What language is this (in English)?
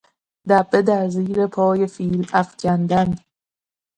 Persian